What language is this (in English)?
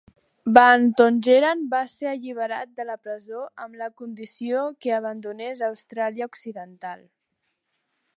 Catalan